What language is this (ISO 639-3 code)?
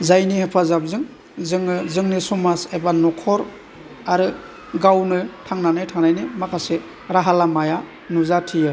brx